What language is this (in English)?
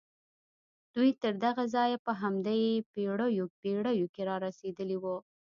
Pashto